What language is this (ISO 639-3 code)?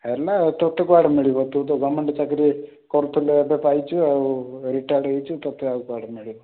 ori